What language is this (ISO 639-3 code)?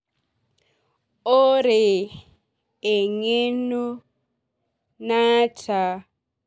mas